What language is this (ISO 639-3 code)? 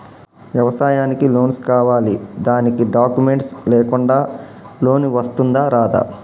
tel